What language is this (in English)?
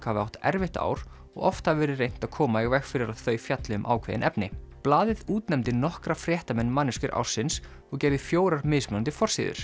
Icelandic